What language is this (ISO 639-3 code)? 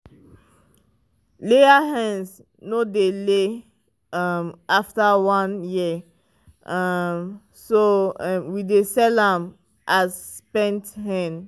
pcm